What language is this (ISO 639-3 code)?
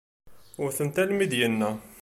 kab